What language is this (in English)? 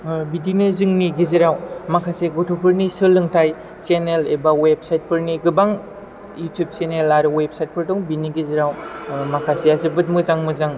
Bodo